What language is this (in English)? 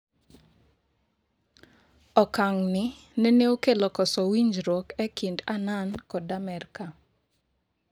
Luo (Kenya and Tanzania)